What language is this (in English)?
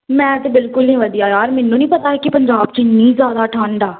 Punjabi